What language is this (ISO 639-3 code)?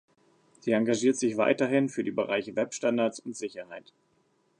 deu